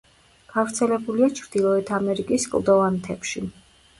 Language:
Georgian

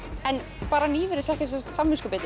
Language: Icelandic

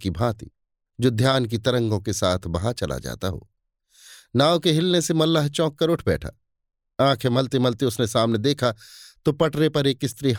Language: Hindi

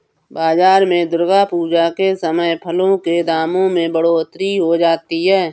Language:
Hindi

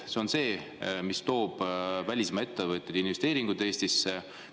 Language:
Estonian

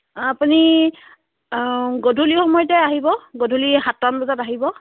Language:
Assamese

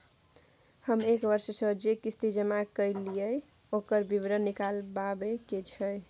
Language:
Maithili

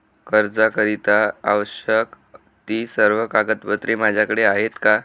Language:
Marathi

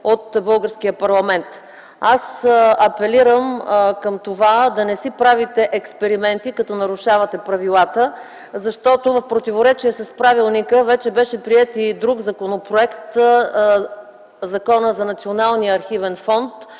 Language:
Bulgarian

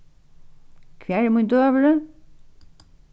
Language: Faroese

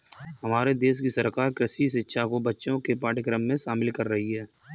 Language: Hindi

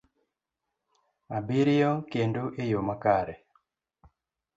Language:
Luo (Kenya and Tanzania)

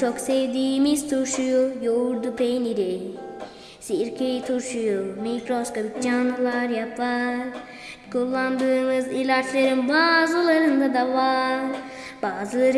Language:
Turkish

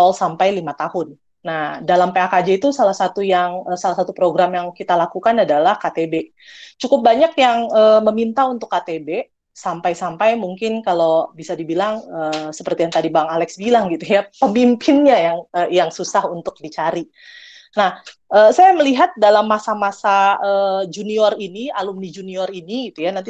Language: Indonesian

